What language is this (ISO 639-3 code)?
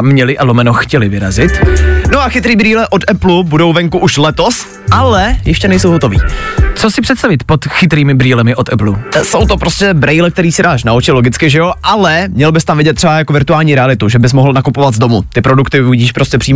ces